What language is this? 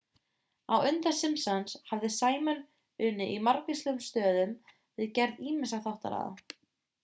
Icelandic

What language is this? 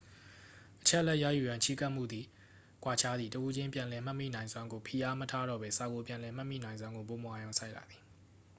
Burmese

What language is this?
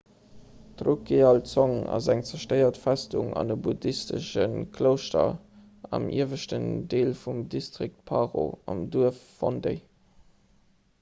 Luxembourgish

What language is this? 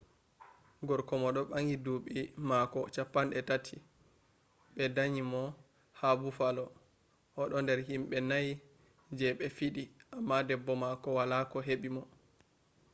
Fula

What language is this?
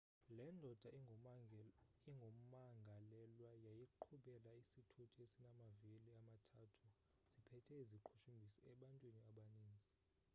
Xhosa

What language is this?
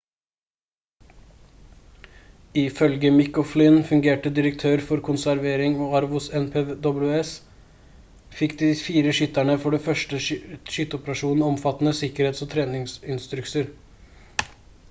Norwegian Bokmål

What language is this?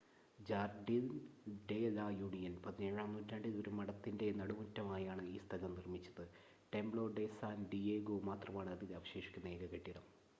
Malayalam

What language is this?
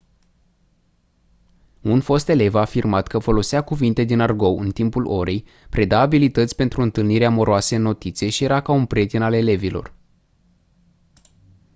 Romanian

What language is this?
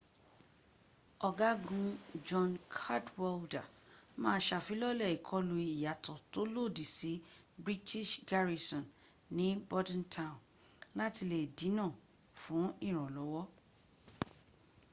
Yoruba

